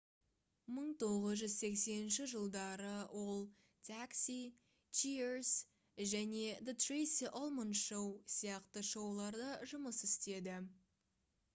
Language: Kazakh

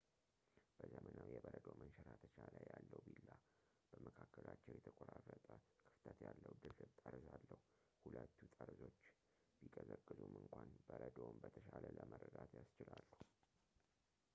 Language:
Amharic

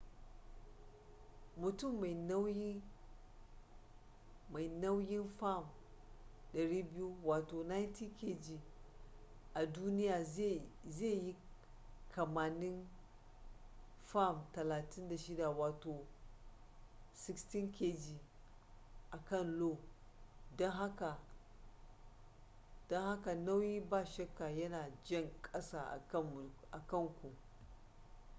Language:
Hausa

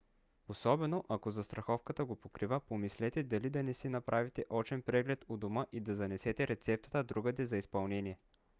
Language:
Bulgarian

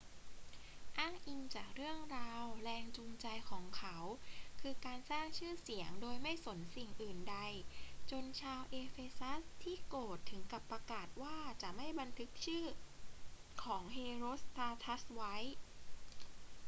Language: Thai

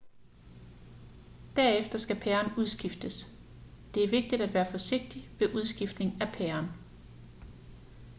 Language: Danish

